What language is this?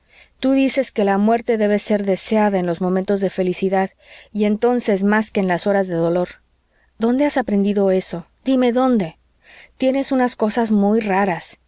Spanish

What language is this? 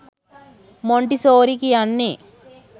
Sinhala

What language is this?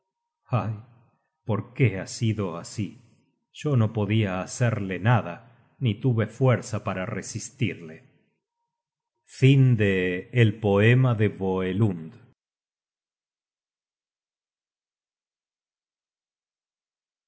Spanish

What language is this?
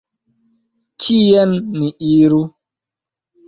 Esperanto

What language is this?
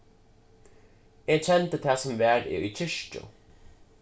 Faroese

